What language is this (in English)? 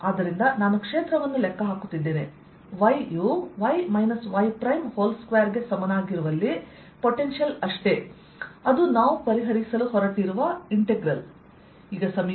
Kannada